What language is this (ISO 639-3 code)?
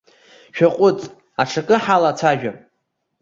abk